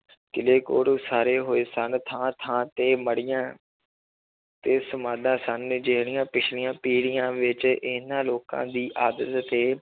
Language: Punjabi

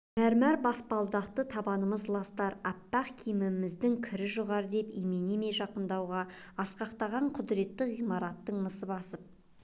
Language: Kazakh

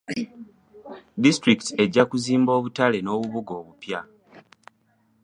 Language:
Ganda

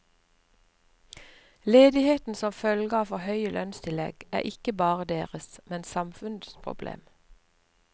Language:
Norwegian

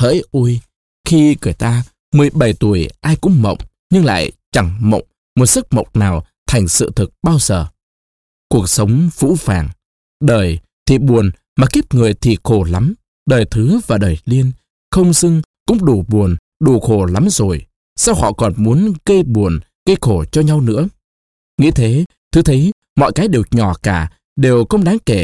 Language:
Vietnamese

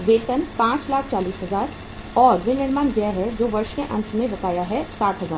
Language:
Hindi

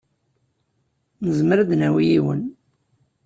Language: Kabyle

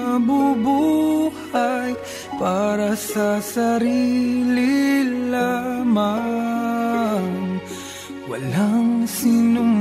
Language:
Romanian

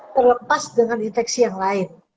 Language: Indonesian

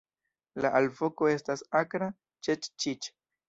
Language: Esperanto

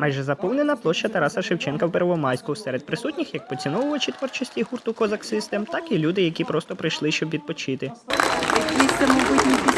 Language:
Ukrainian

